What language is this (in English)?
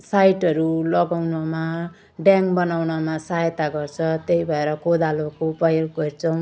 Nepali